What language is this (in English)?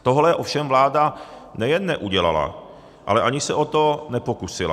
Czech